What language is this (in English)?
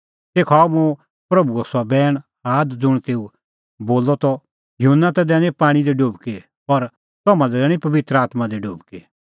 Kullu Pahari